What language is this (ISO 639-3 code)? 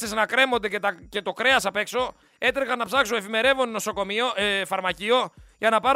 ell